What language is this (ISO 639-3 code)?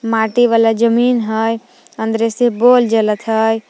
mag